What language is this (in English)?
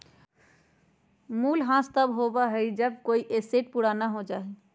Magahi